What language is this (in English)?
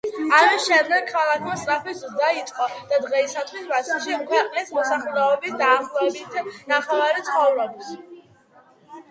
Georgian